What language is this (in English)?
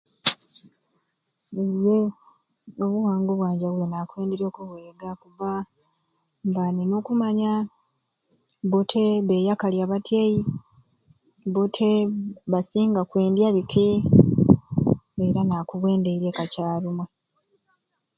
Ruuli